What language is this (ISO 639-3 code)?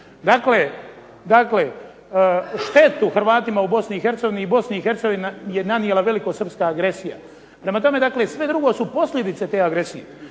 hrv